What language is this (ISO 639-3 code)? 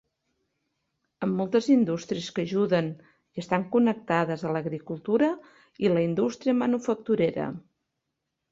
cat